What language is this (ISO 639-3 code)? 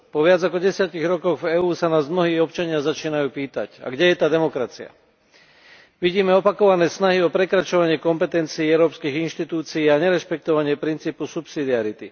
slk